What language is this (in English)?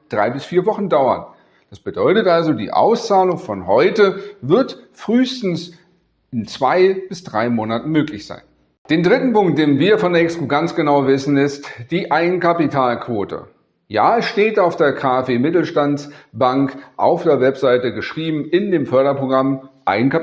German